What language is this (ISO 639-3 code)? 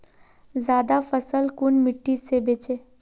mag